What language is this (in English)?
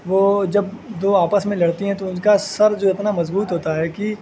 Urdu